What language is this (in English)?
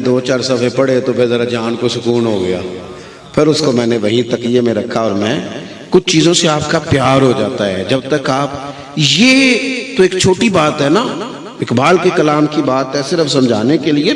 Hindi